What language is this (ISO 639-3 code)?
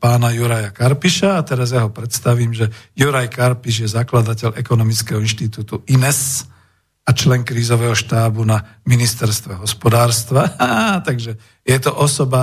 slk